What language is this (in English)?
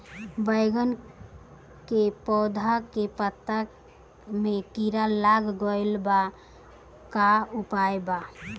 Bhojpuri